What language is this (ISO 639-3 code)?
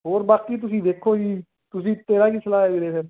pan